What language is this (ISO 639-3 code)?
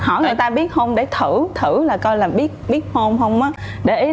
vie